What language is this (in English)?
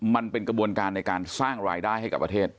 Thai